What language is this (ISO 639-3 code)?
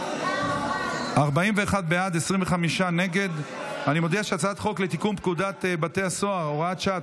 heb